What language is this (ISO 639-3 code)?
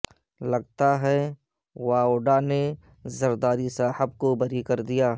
urd